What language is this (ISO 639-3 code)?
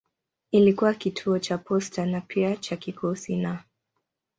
swa